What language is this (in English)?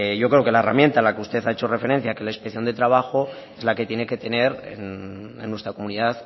Spanish